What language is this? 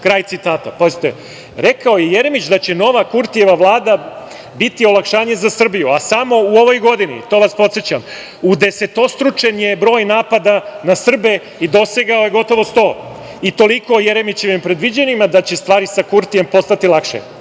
Serbian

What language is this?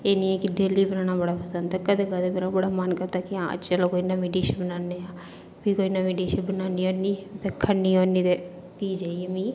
Dogri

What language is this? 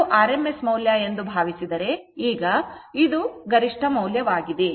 Kannada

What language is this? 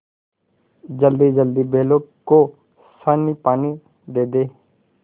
Hindi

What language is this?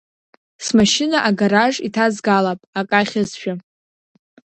Abkhazian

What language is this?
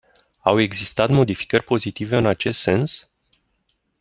Romanian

